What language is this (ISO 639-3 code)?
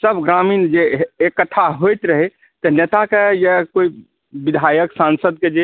mai